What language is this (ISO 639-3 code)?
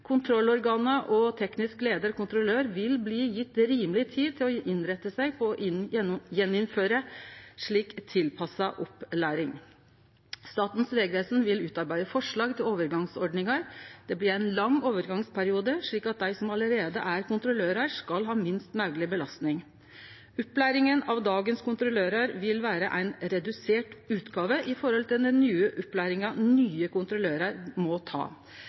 nno